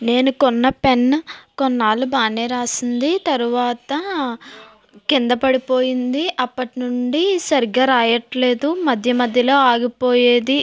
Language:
Telugu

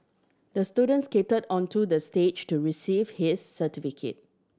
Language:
English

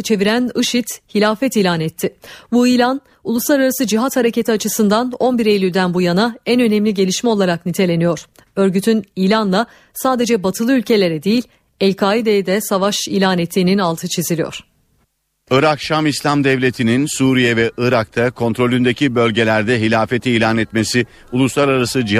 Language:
Turkish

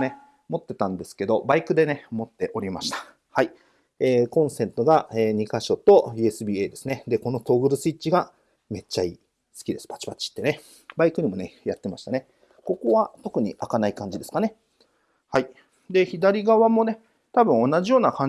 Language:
Japanese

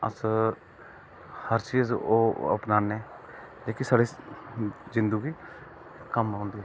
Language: Dogri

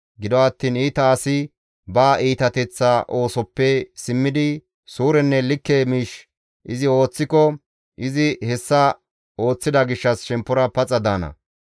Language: Gamo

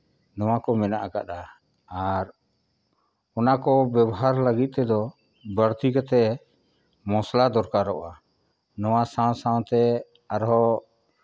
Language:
Santali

